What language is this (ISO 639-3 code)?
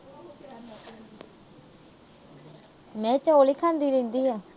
pan